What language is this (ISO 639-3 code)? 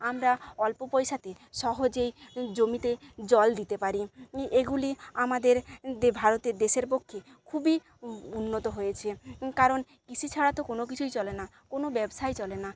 ben